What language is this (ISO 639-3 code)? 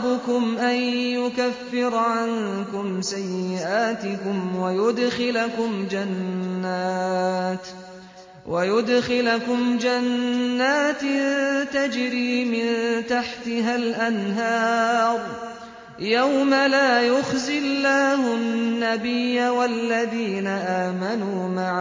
ara